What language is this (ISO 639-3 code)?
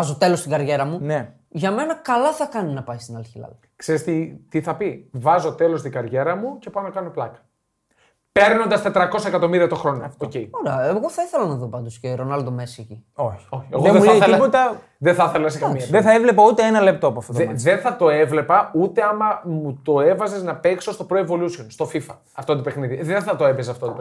ell